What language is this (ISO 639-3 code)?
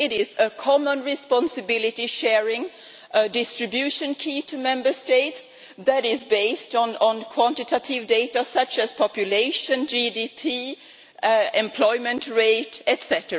eng